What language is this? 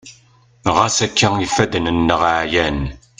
Kabyle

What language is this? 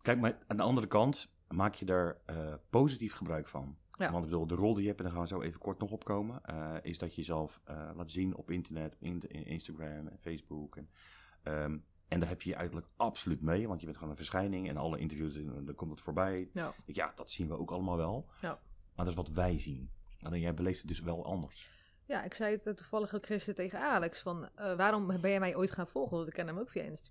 Dutch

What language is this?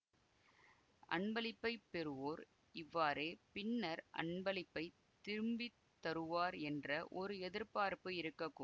Tamil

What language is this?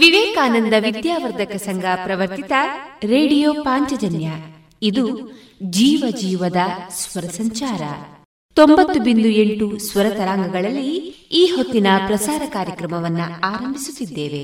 Kannada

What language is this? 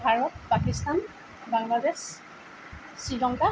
Assamese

